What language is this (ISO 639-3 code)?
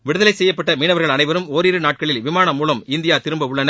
tam